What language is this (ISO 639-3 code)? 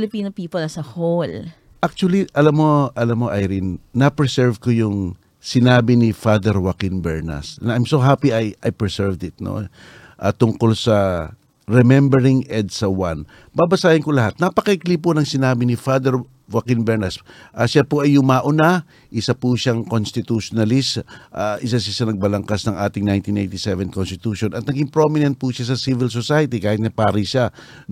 fil